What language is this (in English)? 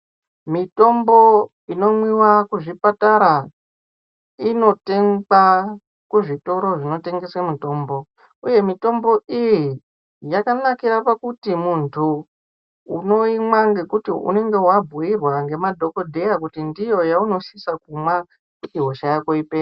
Ndau